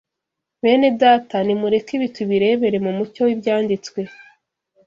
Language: Kinyarwanda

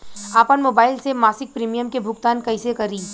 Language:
Bhojpuri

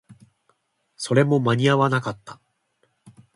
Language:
Japanese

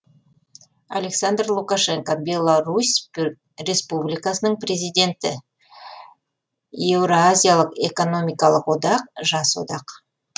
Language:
Kazakh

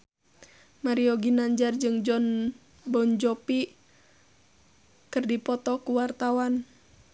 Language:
Sundanese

